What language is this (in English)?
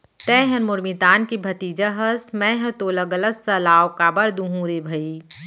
Chhattisgarhi